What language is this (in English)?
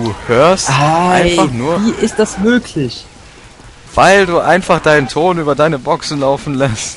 German